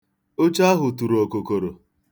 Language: Igbo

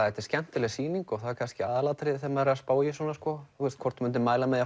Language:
Icelandic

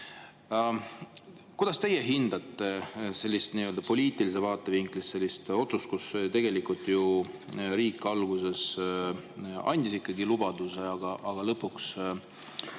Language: Estonian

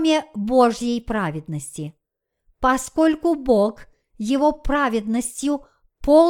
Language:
Russian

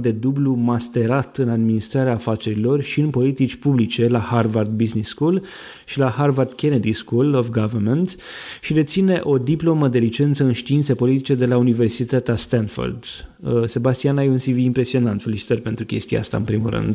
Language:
Romanian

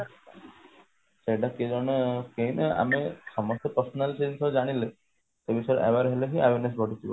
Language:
Odia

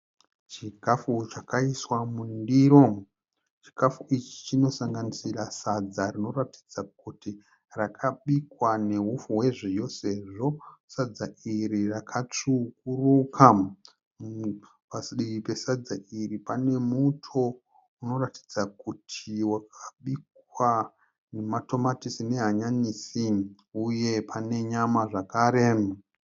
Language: Shona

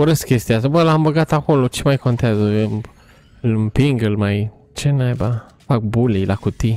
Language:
Romanian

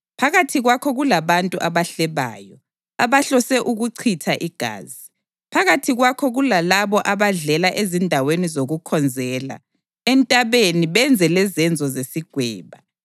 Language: North Ndebele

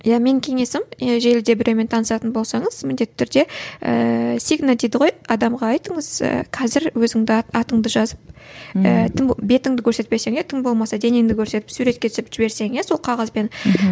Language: Kazakh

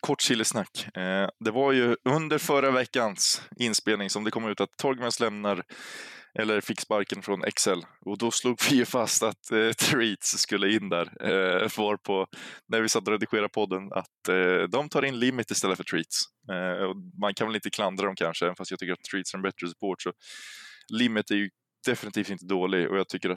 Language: Swedish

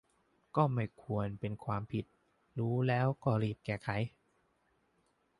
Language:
Thai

